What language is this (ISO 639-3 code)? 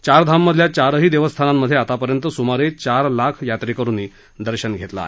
mar